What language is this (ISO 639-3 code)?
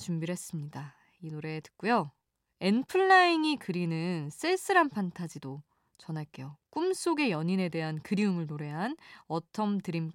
kor